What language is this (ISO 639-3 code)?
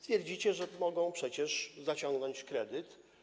pol